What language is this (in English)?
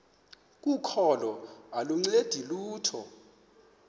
Xhosa